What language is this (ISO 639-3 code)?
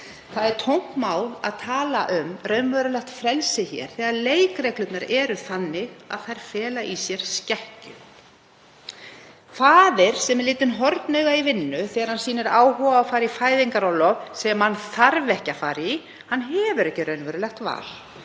isl